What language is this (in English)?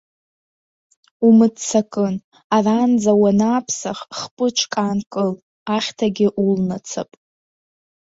Abkhazian